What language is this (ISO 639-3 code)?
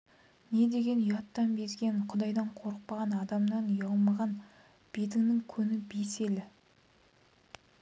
kaz